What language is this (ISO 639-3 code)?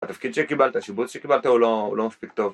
heb